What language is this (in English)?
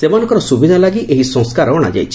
Odia